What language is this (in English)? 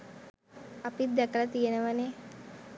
Sinhala